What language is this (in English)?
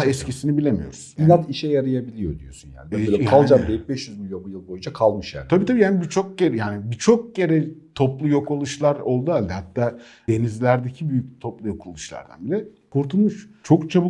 Turkish